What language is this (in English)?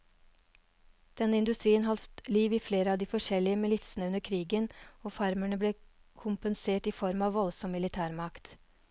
Norwegian